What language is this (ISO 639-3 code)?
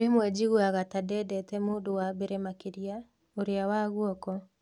kik